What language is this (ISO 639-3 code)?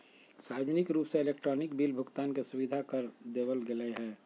mag